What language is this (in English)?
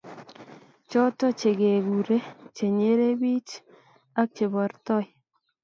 Kalenjin